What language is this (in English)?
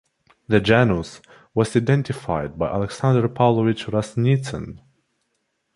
English